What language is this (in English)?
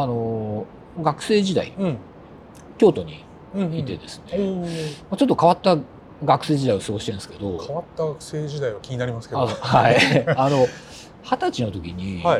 Japanese